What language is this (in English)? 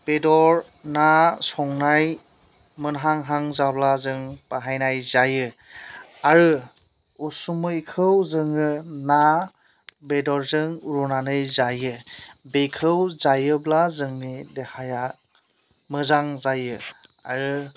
Bodo